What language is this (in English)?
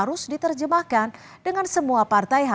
Indonesian